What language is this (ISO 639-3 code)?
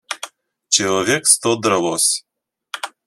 rus